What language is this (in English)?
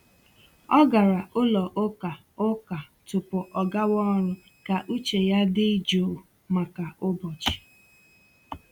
Igbo